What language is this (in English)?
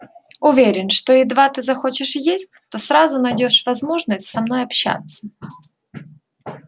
Russian